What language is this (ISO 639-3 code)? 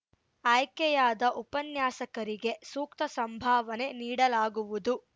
kan